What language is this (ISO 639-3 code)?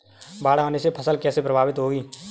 hin